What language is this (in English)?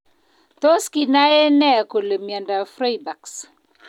Kalenjin